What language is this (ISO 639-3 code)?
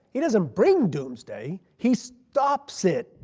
eng